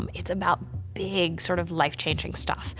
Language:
English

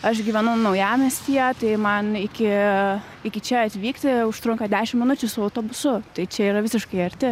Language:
Lithuanian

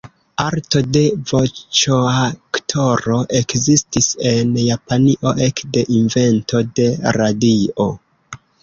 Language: Esperanto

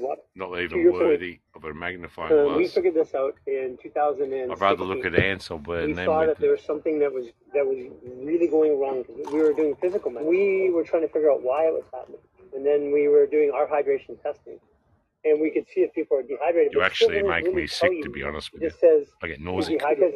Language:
English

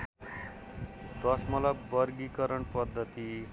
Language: Nepali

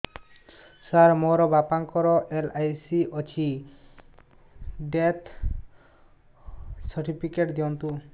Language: Odia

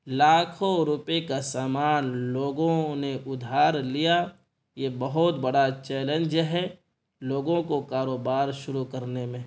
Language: Urdu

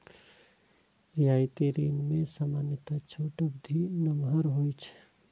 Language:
Maithili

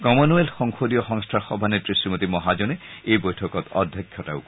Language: Assamese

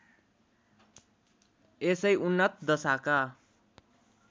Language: Nepali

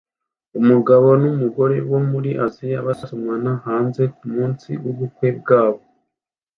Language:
Kinyarwanda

